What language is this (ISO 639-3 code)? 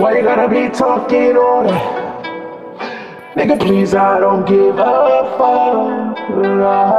eng